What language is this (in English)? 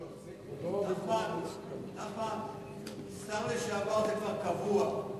Hebrew